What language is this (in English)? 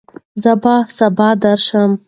Pashto